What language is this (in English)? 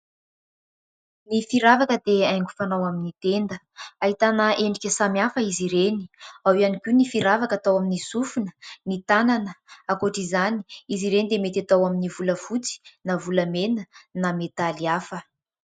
Malagasy